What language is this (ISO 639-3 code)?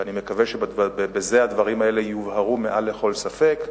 heb